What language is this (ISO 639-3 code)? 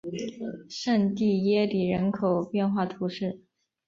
zho